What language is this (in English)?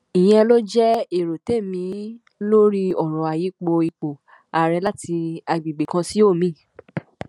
Yoruba